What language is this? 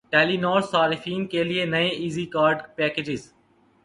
Urdu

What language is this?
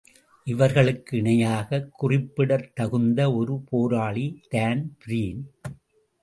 Tamil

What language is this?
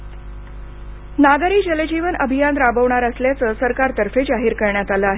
Marathi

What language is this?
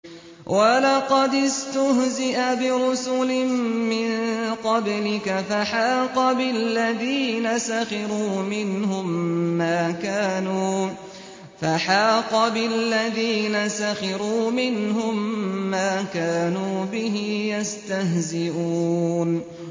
Arabic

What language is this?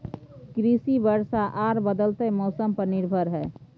Maithili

